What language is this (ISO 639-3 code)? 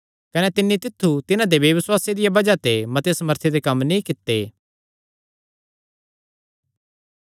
xnr